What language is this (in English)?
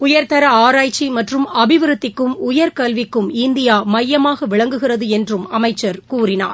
Tamil